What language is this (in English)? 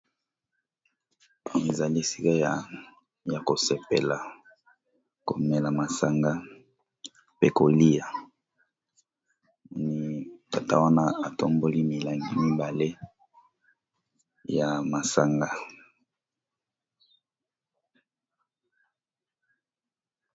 Lingala